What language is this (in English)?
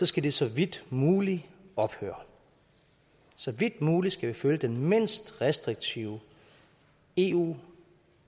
Danish